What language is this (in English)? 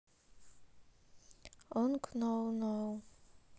Russian